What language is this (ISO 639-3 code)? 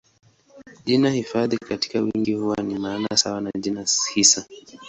swa